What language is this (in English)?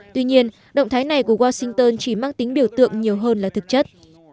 Vietnamese